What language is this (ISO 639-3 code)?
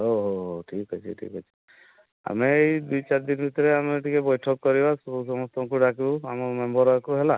ori